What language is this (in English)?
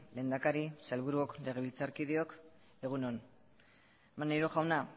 Basque